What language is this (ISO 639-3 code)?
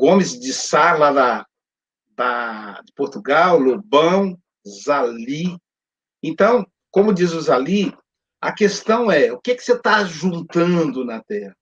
por